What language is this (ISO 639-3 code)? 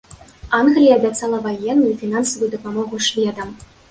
bel